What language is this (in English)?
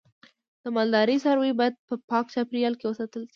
Pashto